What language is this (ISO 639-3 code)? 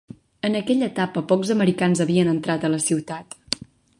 cat